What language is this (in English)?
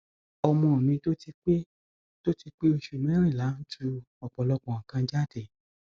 Yoruba